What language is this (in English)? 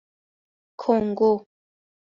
Persian